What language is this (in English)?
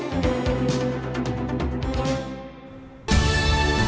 Vietnamese